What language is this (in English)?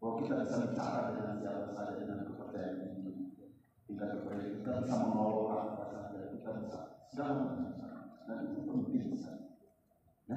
Indonesian